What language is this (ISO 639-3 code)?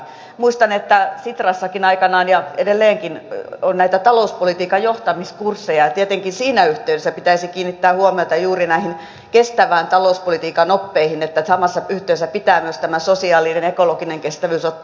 fin